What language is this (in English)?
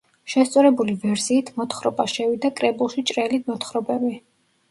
Georgian